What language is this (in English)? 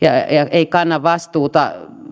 Finnish